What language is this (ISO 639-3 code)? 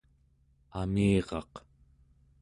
esu